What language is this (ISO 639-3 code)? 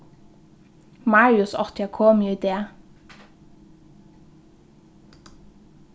fao